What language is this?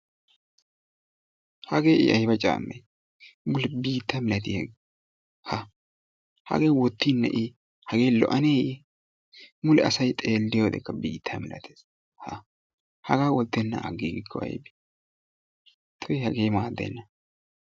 Wolaytta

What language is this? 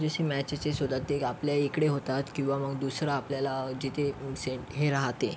Marathi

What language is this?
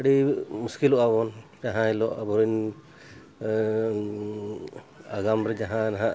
Santali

